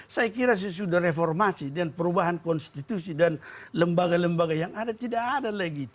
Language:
Indonesian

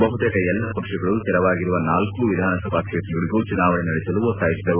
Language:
Kannada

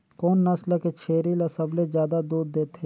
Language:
Chhattisgarhi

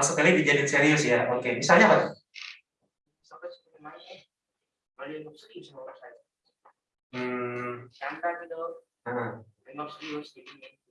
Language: Indonesian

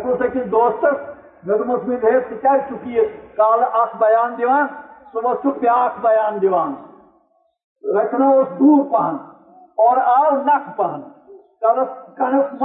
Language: Urdu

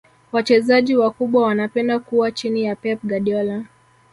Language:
Swahili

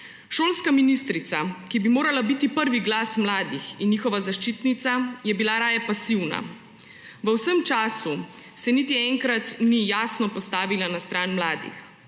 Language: Slovenian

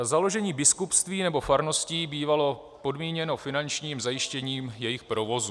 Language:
Czech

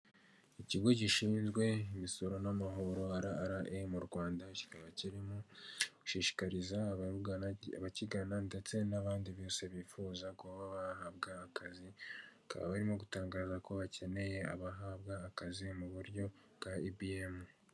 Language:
Kinyarwanda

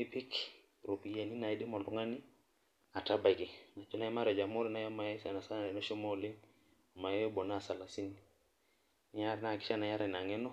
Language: Masai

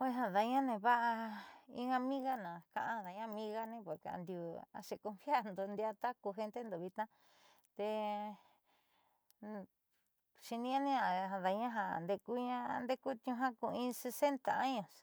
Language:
Southeastern Nochixtlán Mixtec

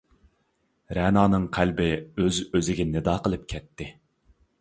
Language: Uyghur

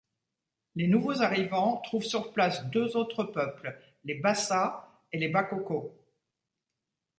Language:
French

